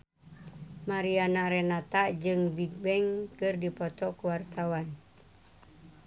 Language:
Sundanese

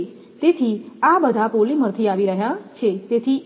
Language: Gujarati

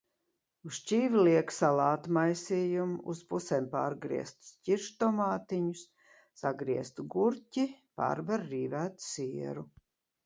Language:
Latvian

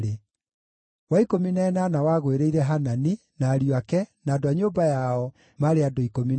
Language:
Kikuyu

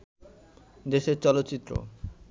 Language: Bangla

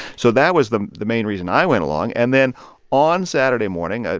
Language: English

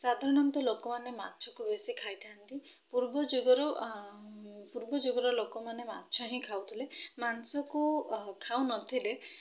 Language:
Odia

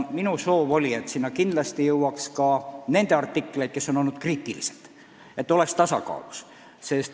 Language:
Estonian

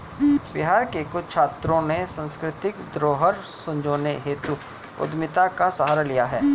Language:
Hindi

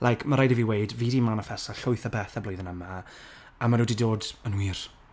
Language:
Welsh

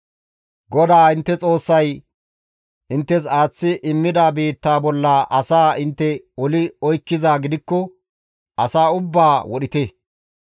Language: Gamo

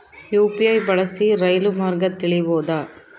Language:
Kannada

